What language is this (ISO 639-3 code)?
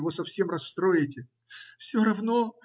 rus